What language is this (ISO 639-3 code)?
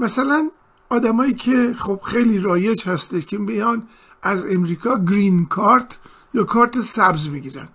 fas